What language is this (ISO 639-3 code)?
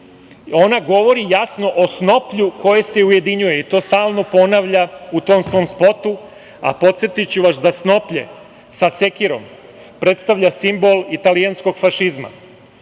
srp